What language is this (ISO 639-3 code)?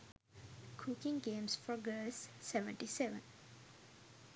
sin